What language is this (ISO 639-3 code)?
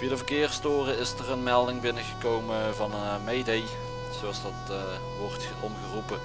nld